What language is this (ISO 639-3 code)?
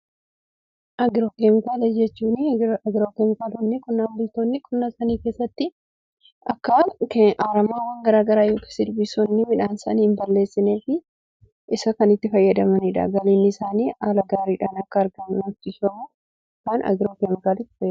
orm